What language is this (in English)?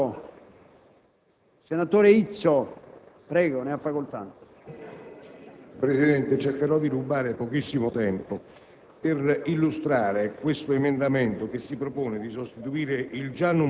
Italian